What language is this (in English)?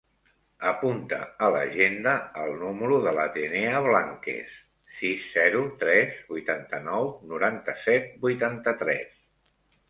Catalan